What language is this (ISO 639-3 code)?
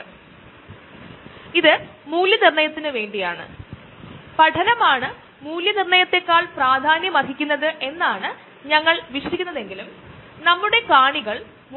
mal